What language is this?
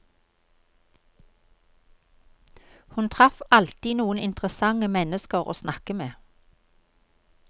Norwegian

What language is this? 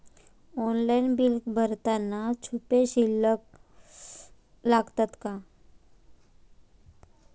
Marathi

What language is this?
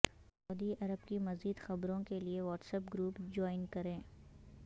Urdu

